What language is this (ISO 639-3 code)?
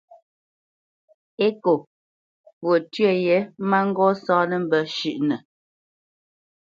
bce